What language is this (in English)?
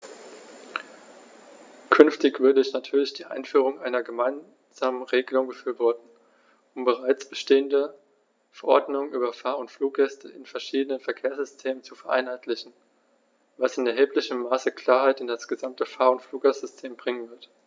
German